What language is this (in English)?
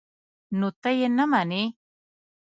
Pashto